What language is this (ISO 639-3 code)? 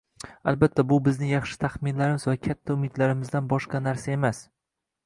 uzb